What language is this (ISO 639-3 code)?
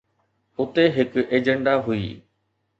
snd